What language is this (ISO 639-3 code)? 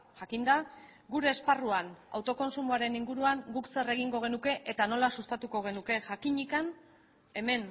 eus